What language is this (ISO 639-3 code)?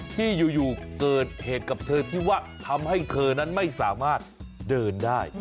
tha